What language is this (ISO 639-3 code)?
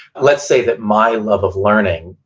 eng